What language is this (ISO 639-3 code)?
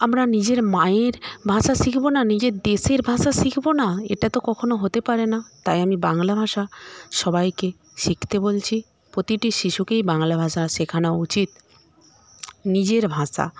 ben